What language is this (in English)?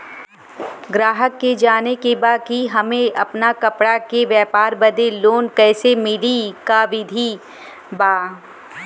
Bhojpuri